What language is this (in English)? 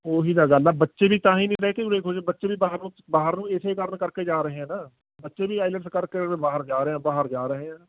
Punjabi